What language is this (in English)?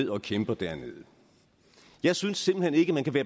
Danish